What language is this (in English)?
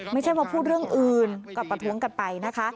Thai